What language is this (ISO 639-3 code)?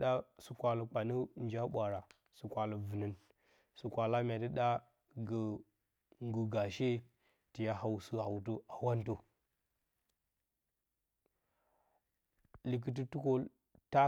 bcy